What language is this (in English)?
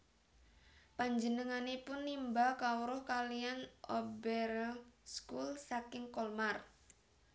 Javanese